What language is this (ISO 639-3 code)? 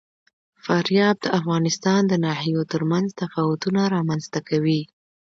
pus